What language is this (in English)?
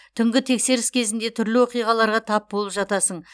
Kazakh